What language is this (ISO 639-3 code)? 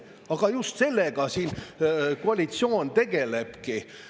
est